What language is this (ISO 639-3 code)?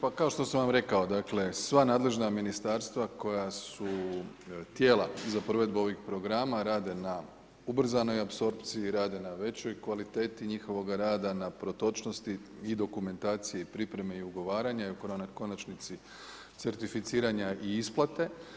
hrv